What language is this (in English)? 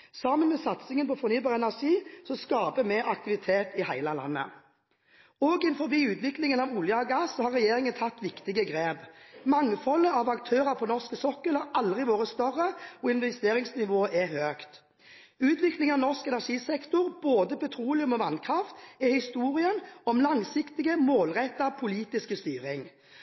Norwegian Bokmål